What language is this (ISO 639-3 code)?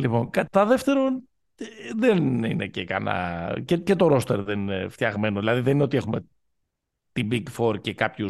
ell